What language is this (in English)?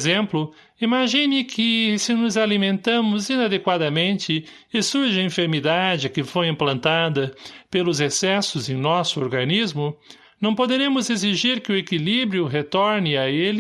Portuguese